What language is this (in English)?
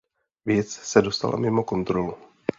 Czech